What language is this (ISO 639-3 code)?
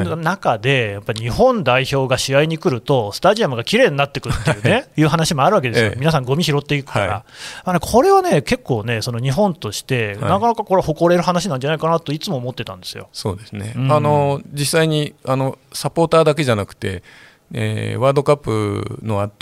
jpn